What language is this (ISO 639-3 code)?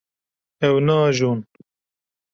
kur